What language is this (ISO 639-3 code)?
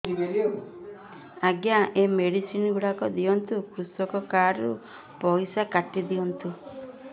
ori